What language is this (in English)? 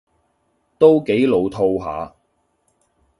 Cantonese